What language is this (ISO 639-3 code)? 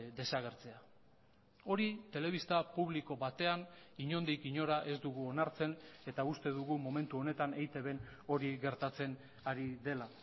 eus